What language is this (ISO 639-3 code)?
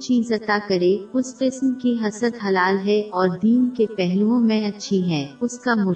urd